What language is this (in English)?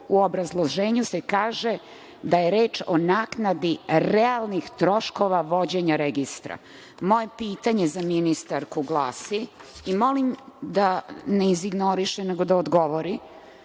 Serbian